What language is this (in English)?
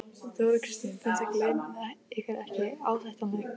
Icelandic